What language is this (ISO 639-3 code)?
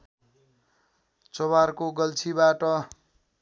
nep